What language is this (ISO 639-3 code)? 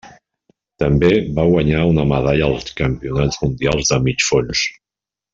cat